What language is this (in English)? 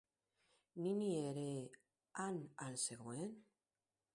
Basque